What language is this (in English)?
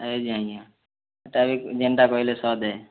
Odia